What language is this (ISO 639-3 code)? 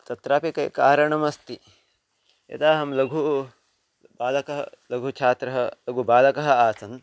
san